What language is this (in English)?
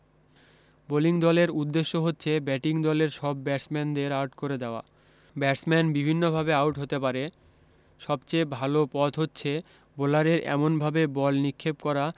Bangla